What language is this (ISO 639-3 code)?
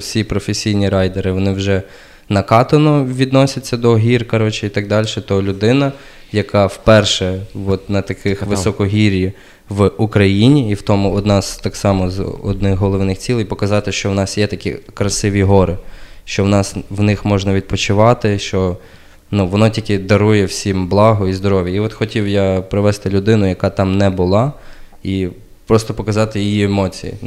ukr